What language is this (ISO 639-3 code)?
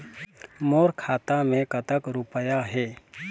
hne